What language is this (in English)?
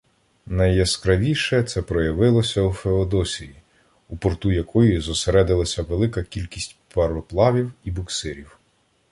Ukrainian